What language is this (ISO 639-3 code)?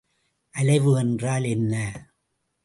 tam